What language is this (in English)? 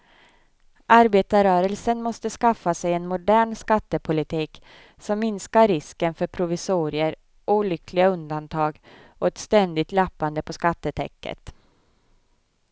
Swedish